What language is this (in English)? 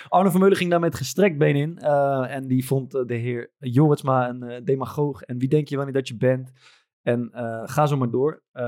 Dutch